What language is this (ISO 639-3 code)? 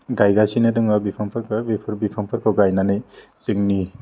brx